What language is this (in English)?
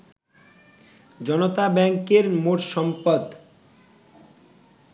Bangla